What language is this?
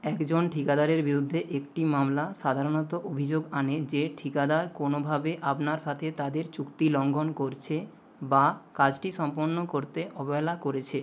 Bangla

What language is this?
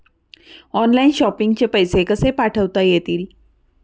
Marathi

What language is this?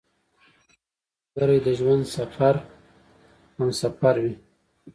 Pashto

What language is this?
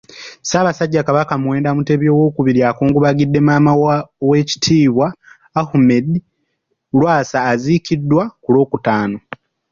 Ganda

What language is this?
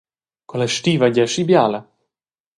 Romansh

